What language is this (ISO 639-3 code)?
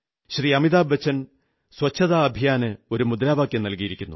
mal